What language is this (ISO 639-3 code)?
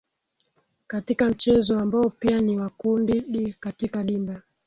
swa